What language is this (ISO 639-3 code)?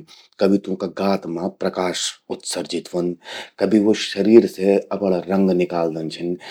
gbm